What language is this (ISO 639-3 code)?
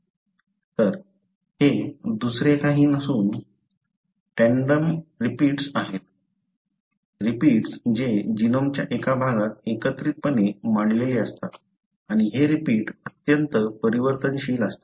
mar